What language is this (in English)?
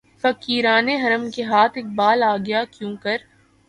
Urdu